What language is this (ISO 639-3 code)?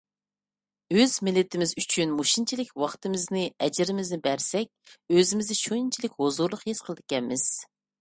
uig